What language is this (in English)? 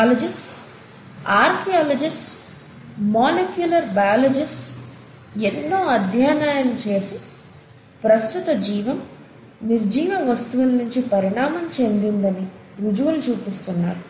Telugu